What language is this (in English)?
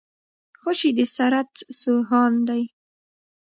Pashto